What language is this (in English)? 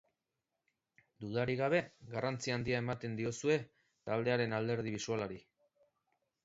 Basque